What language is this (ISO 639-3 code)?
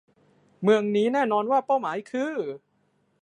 tha